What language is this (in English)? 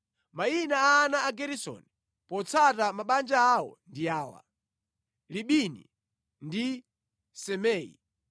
Nyanja